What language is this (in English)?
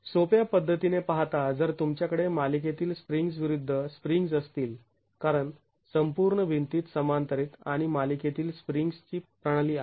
Marathi